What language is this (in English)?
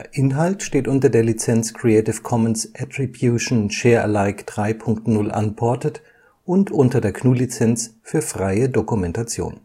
German